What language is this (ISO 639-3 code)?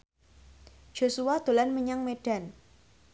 jav